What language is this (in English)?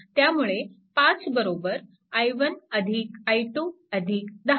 Marathi